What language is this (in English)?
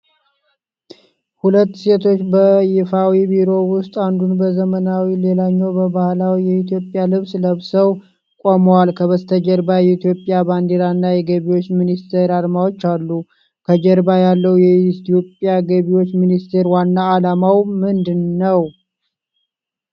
Amharic